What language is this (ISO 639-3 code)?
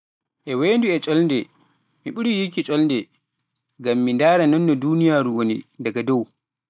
fuf